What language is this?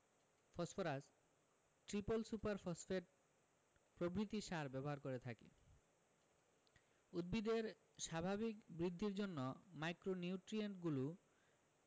Bangla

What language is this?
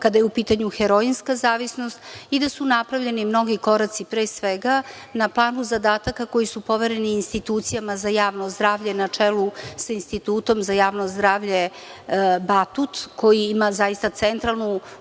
Serbian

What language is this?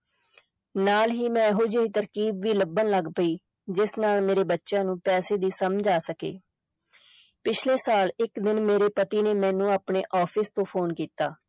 Punjabi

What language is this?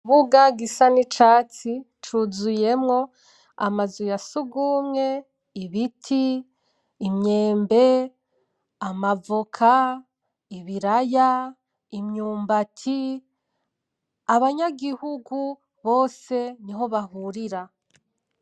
Rundi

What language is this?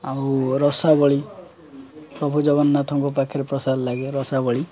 Odia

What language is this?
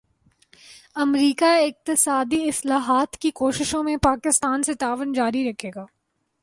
Urdu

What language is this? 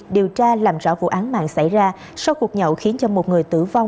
Vietnamese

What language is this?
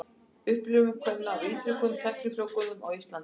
Icelandic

